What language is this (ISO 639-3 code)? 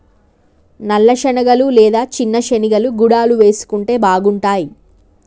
tel